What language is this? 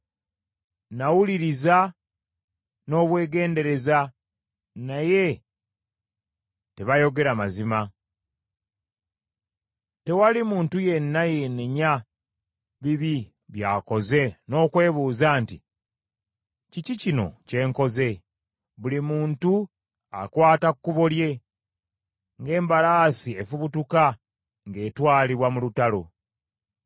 Ganda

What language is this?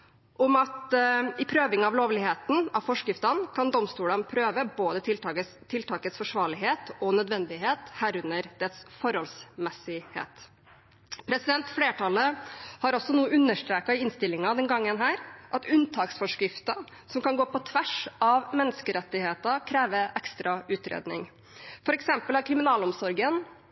Norwegian Bokmål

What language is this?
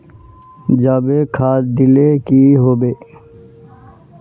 Magahi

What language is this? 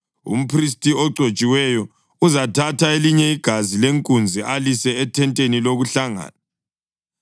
North Ndebele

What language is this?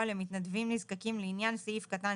Hebrew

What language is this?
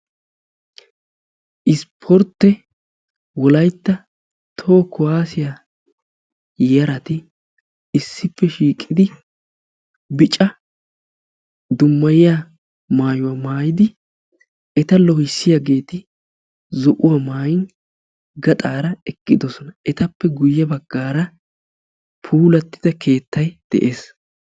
Wolaytta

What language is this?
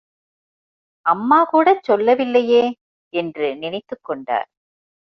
Tamil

